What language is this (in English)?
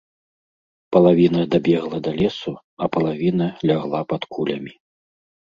Belarusian